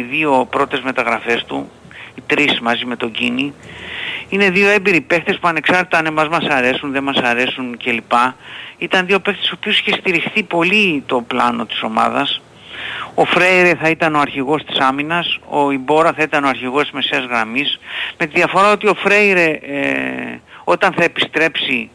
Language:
Greek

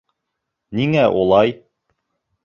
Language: Bashkir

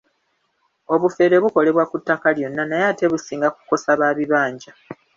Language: Ganda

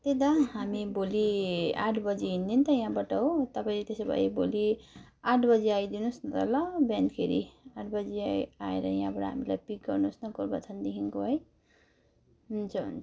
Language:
Nepali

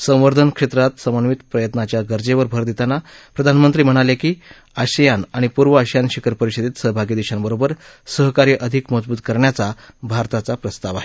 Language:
Marathi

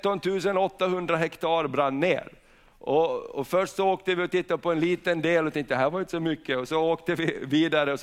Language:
Swedish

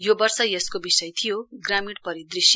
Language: Nepali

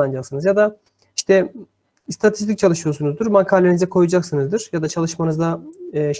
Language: Turkish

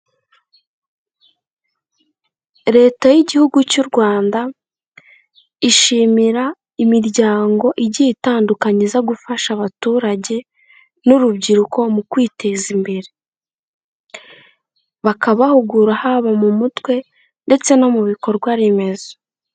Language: Kinyarwanda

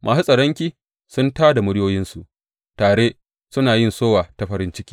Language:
Hausa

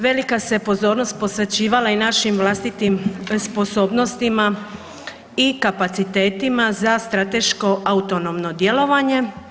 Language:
Croatian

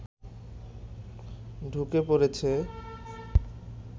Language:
Bangla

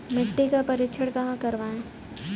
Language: Hindi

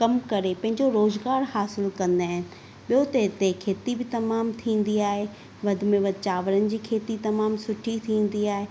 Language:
Sindhi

